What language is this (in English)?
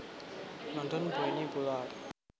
Javanese